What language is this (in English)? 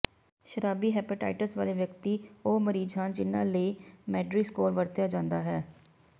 Punjabi